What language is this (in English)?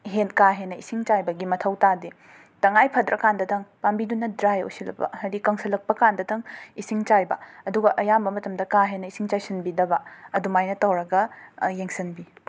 Manipuri